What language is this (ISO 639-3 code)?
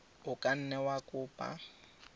tsn